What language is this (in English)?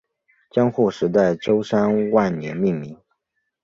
Chinese